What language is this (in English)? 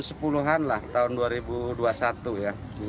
Indonesian